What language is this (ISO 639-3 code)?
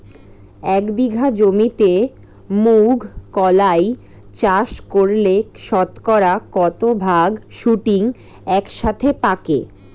ben